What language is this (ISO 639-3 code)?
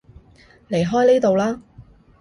yue